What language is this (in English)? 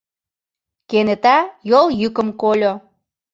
Mari